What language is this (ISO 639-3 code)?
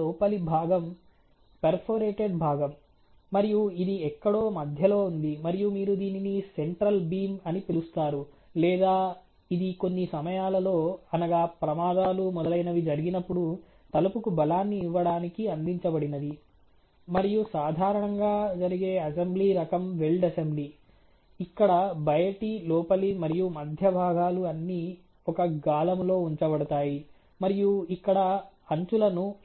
tel